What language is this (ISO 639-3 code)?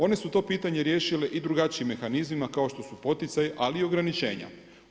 hrv